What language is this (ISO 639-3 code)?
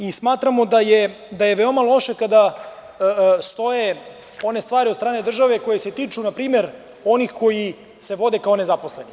srp